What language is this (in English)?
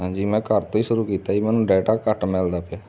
Punjabi